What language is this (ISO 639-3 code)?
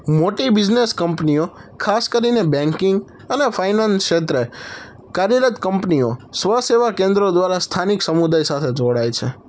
guj